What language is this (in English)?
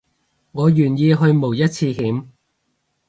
Cantonese